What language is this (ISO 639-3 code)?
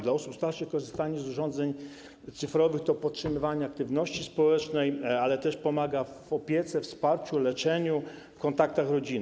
pol